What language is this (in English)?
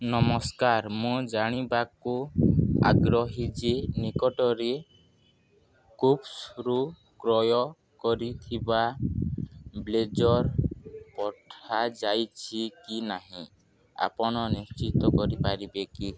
Odia